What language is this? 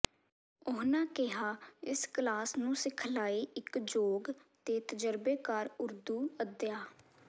Punjabi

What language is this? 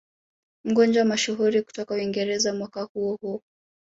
Swahili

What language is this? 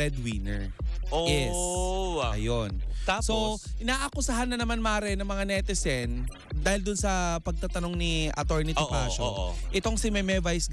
Filipino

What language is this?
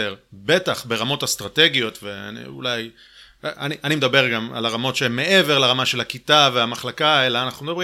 Hebrew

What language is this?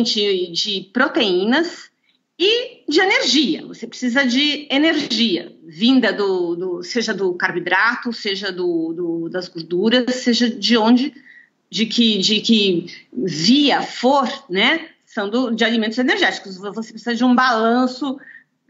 Portuguese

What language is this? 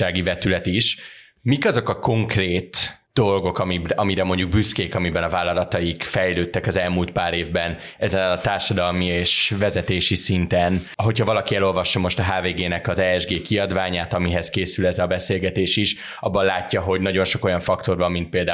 Hungarian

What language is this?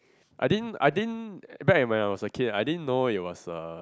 English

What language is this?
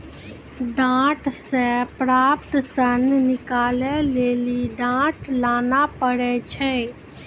Maithili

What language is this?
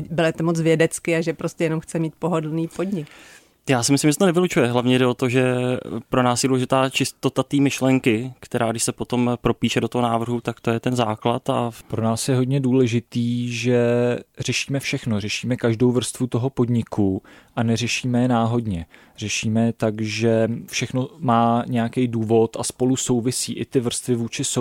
Czech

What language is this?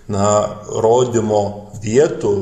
Lithuanian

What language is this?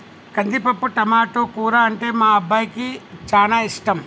Telugu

